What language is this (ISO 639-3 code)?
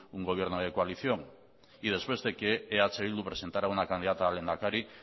spa